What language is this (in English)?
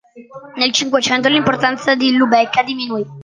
Italian